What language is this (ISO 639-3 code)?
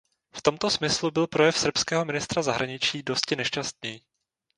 ces